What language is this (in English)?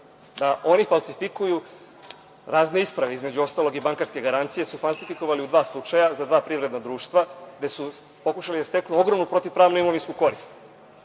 Serbian